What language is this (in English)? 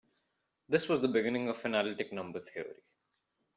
English